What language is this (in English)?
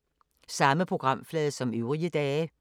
Danish